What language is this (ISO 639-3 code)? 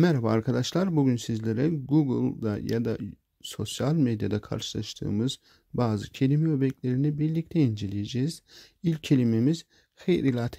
tur